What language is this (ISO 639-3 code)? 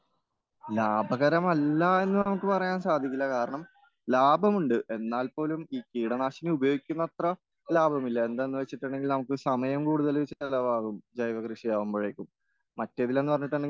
mal